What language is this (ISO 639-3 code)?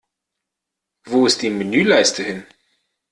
deu